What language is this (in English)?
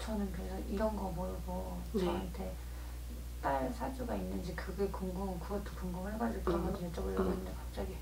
Korean